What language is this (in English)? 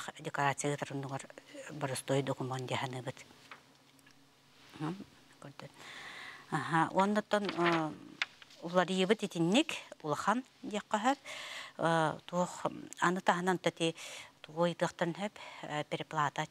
Turkish